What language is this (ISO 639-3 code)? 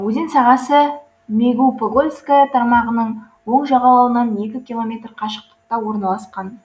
kaz